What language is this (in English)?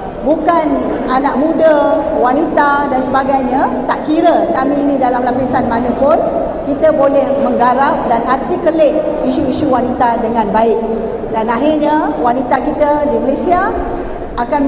Malay